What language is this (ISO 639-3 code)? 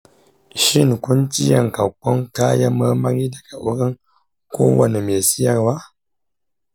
hau